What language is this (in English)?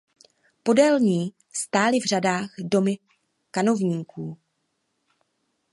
Czech